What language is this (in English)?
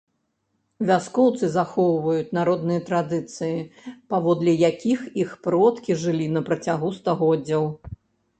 Belarusian